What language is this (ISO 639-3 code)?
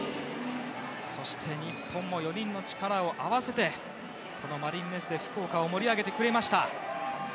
jpn